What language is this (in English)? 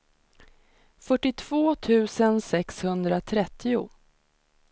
Swedish